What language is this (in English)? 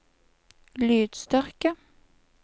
Norwegian